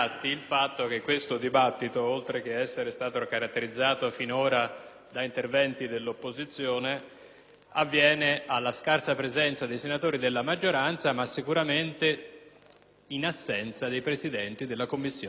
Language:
Italian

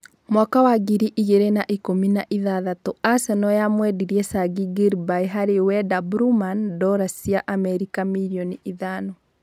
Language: Kikuyu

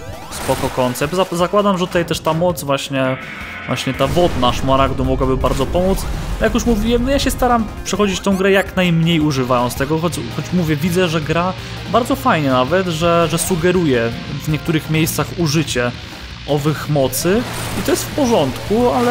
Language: Polish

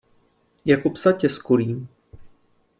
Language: Czech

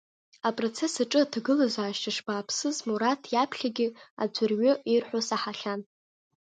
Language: Abkhazian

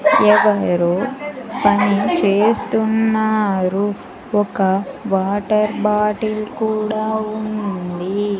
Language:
Telugu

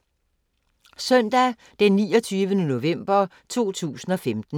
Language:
Danish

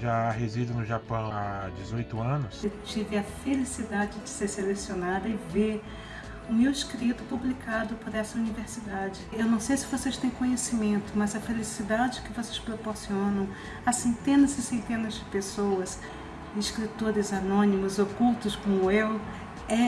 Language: Portuguese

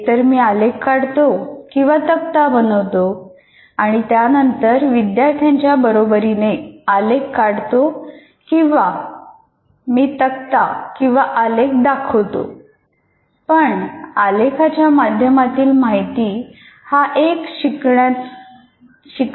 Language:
Marathi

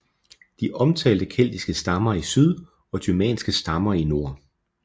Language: Danish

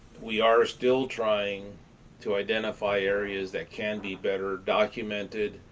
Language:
English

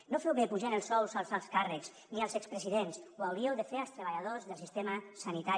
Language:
Catalan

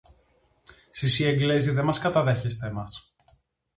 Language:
Greek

